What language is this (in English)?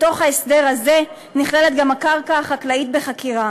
Hebrew